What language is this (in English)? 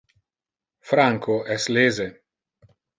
Interlingua